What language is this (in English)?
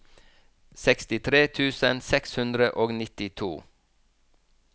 Norwegian